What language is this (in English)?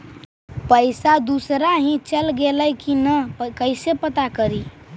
Magahi